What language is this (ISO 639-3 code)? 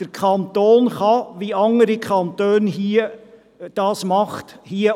gsw